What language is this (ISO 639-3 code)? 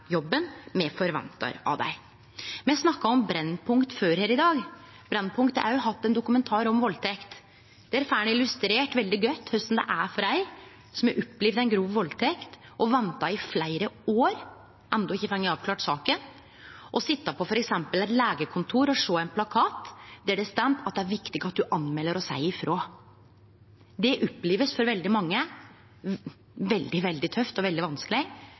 nno